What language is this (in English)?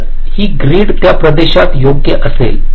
Marathi